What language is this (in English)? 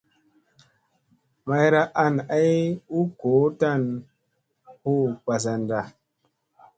Musey